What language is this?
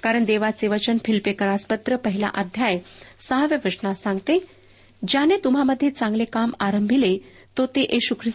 Marathi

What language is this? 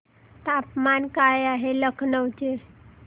Marathi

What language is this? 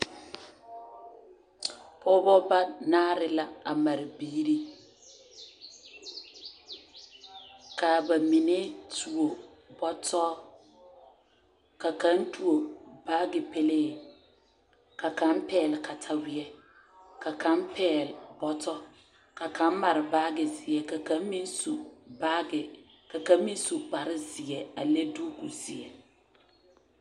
Southern Dagaare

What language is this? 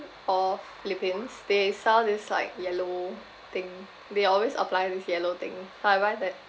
English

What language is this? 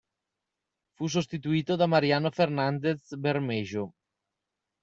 Italian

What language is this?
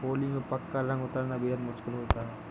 Hindi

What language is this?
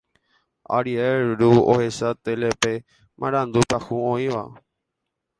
Guarani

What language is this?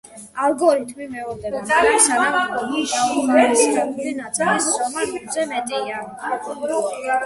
Georgian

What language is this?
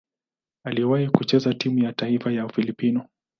Swahili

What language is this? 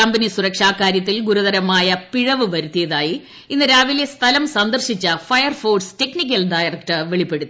Malayalam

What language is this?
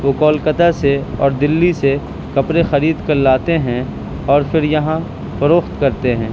Urdu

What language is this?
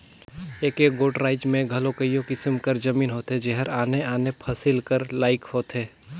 Chhattisgarhi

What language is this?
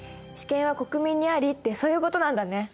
Japanese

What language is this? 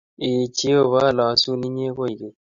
Kalenjin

